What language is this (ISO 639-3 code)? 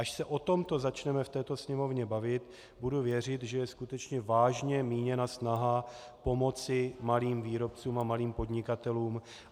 ces